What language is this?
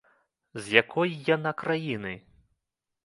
Belarusian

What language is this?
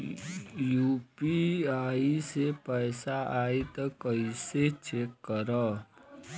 Bhojpuri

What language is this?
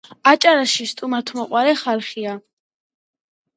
Georgian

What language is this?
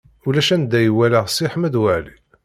Kabyle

